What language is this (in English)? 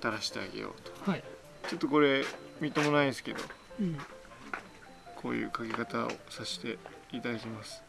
Japanese